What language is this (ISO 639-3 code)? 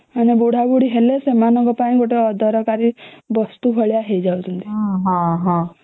ori